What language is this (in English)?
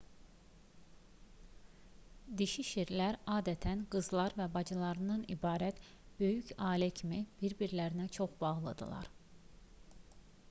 Azerbaijani